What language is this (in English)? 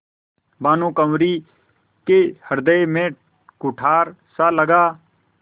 Hindi